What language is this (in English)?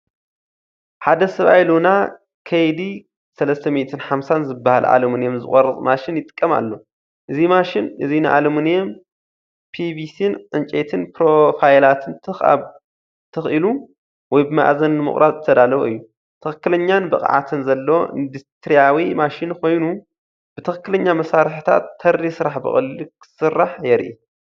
Tigrinya